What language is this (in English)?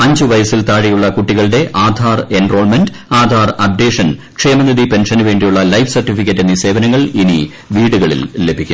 Malayalam